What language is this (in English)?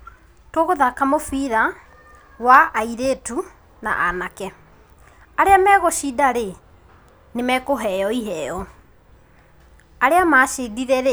Kikuyu